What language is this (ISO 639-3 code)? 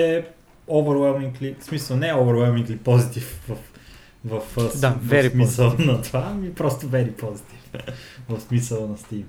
bul